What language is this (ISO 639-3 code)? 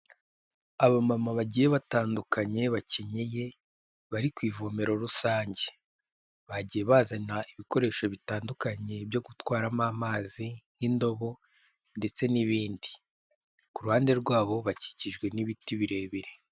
kin